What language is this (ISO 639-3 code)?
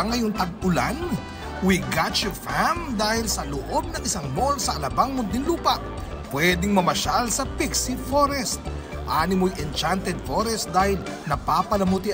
fil